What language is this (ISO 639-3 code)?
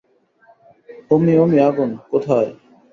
ben